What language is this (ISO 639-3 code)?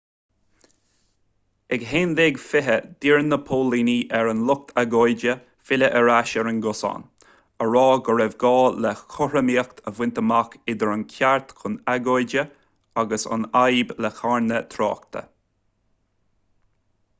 gle